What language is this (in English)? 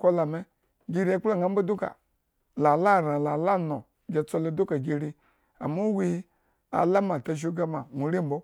Eggon